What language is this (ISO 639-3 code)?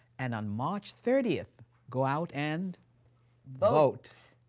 eng